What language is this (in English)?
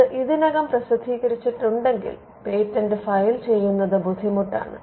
Malayalam